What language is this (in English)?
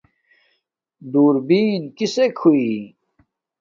Domaaki